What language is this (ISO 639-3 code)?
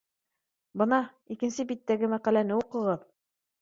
bak